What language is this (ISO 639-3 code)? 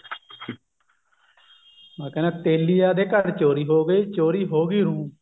pan